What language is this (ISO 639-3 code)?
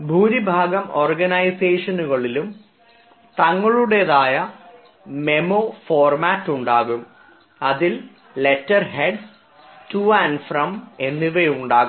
mal